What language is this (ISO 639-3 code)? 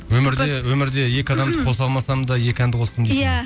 kaz